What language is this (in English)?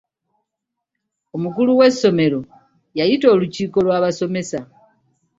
Ganda